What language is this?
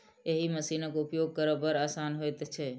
Maithili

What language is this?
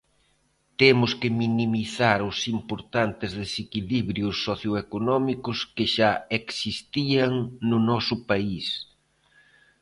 Galician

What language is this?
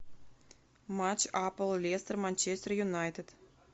Russian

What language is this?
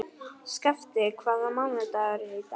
Icelandic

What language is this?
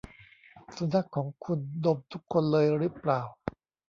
Thai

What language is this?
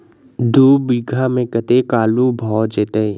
Maithili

